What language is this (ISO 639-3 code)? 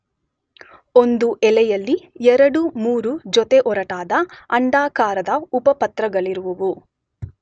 kan